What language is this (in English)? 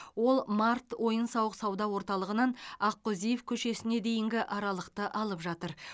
Kazakh